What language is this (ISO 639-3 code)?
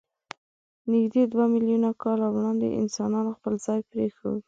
pus